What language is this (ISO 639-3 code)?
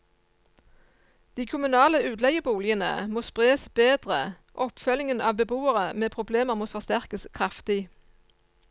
nor